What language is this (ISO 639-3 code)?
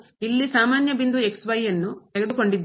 kan